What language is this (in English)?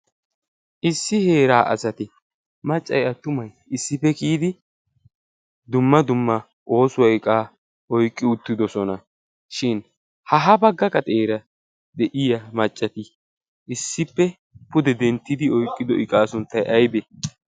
Wolaytta